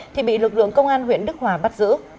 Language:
Vietnamese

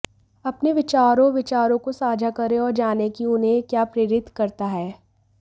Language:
Hindi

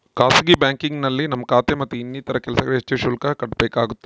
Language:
Kannada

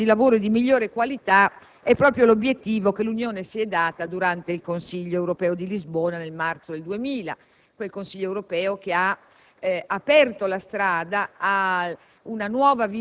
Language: Italian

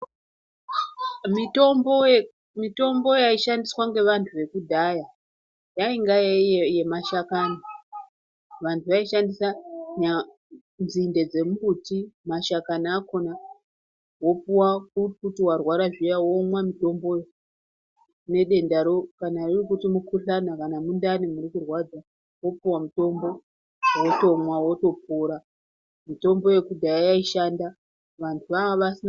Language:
Ndau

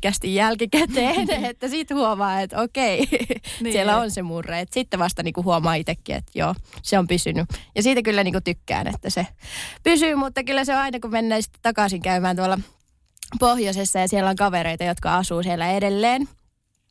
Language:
Finnish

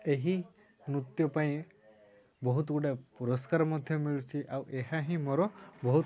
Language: Odia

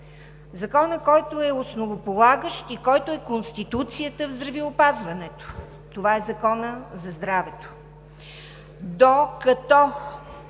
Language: Bulgarian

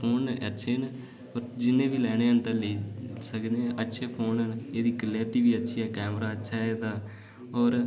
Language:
Dogri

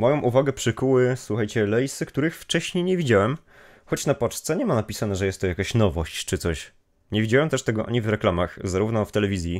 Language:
Polish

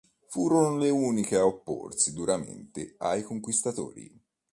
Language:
Italian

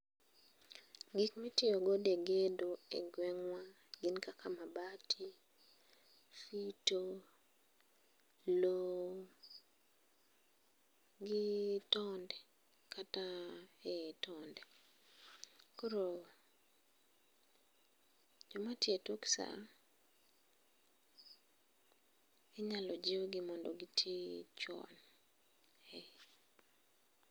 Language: Luo (Kenya and Tanzania)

